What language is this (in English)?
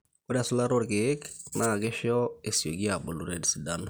Masai